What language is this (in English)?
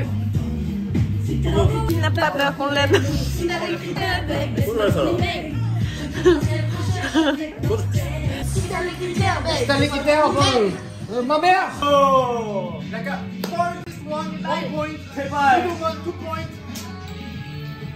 French